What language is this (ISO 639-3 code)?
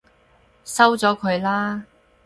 yue